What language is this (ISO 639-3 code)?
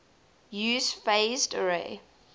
eng